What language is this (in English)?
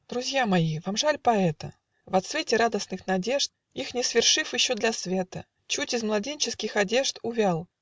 Russian